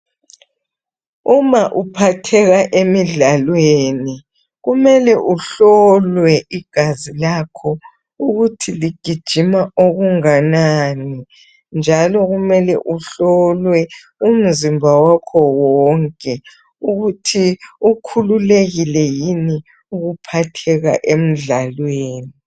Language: North Ndebele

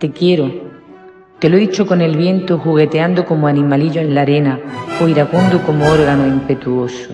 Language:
Spanish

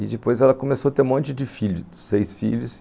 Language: Portuguese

